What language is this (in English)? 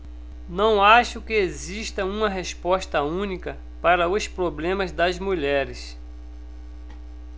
Portuguese